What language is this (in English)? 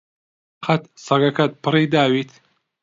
Central Kurdish